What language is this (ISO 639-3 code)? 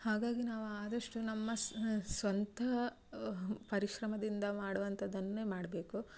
kan